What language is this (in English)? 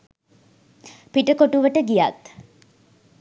Sinhala